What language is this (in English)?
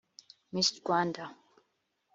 Kinyarwanda